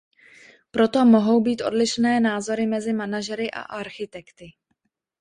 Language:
Czech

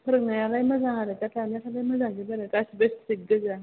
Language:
Bodo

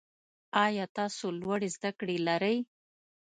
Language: Pashto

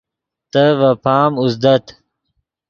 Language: Yidgha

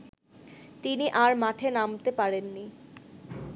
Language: Bangla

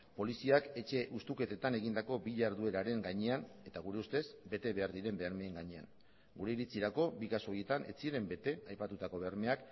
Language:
Basque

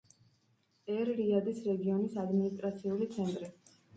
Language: Georgian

